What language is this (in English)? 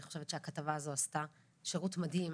Hebrew